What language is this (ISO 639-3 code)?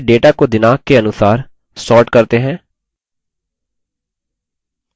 hin